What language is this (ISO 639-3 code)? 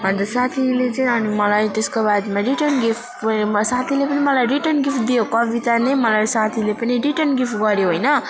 nep